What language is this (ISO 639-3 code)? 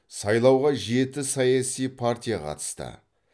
kaz